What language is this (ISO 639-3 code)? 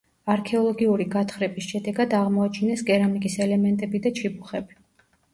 kat